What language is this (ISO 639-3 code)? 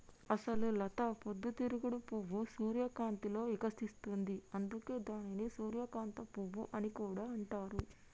tel